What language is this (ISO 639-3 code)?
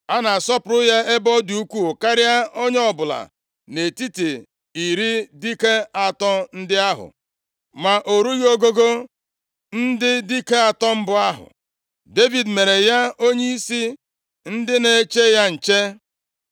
ibo